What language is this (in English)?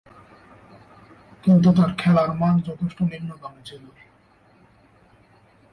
Bangla